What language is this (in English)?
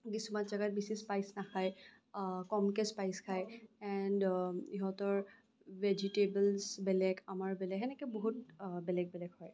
Assamese